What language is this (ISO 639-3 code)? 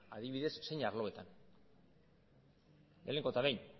eus